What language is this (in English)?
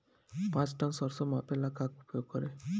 Bhojpuri